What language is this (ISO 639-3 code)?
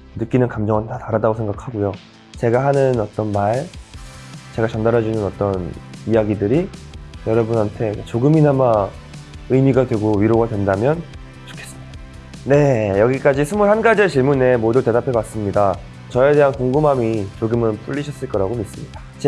kor